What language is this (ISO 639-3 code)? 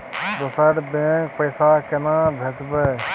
mai